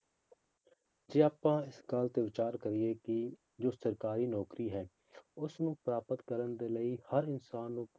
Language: Punjabi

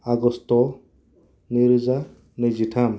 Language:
Bodo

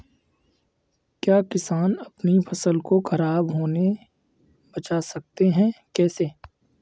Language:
Hindi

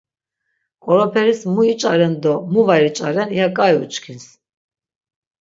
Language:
Laz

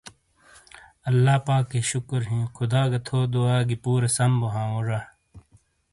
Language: Shina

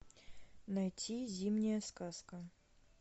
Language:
Russian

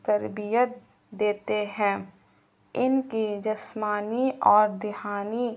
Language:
Urdu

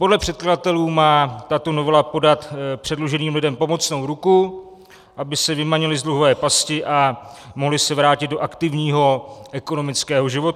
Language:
Czech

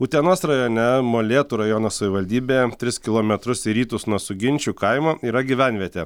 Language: Lithuanian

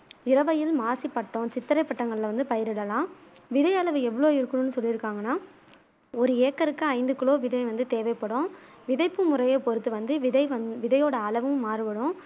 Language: Tamil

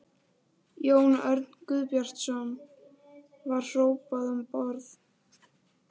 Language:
Icelandic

